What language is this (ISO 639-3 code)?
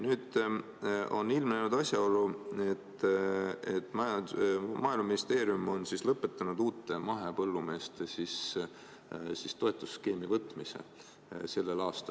est